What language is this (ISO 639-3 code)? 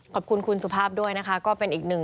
tha